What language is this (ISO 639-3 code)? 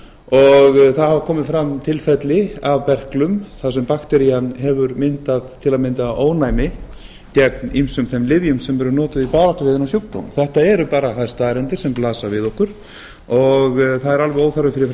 isl